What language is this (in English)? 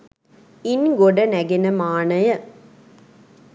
Sinhala